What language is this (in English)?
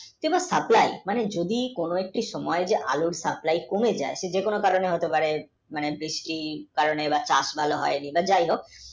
Bangla